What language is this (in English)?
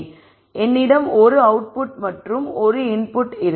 Tamil